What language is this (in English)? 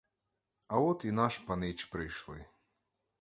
Ukrainian